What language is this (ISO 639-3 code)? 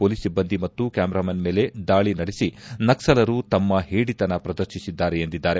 kan